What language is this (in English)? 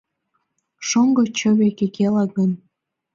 Mari